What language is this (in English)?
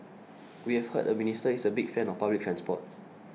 English